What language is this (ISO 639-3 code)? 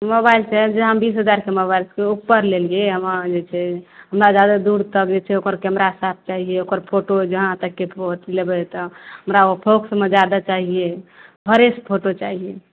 mai